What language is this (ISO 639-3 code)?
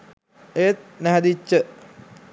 sin